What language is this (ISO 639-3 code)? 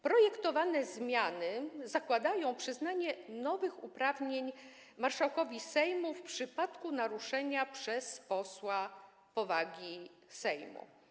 pol